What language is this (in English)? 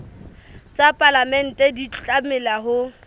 Southern Sotho